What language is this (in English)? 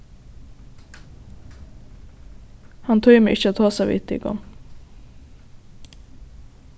Faroese